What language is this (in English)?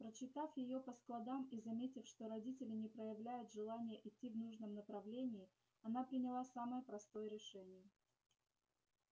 Russian